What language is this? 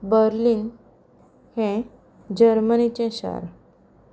Konkani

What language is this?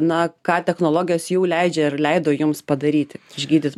Lithuanian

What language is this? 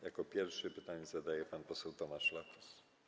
Polish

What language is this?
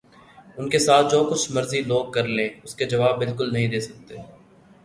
Urdu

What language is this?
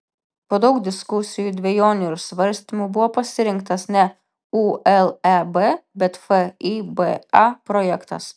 Lithuanian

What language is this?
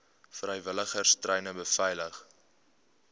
Afrikaans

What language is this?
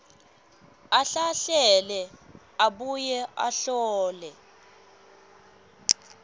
Swati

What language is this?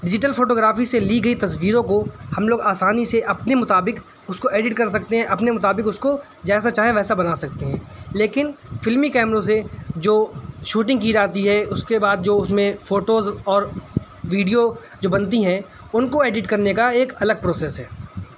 Urdu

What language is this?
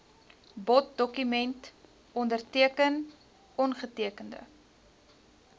Afrikaans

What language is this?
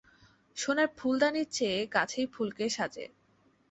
Bangla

